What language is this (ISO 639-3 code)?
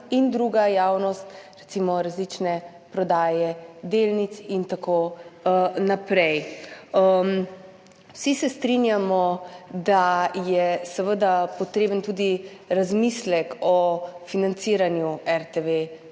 slv